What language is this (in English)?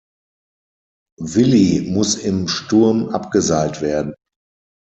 German